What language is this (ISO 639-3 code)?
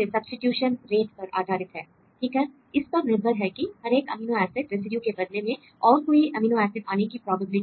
hin